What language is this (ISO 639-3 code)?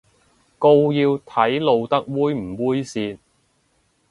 yue